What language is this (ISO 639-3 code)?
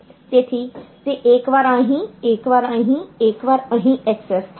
guj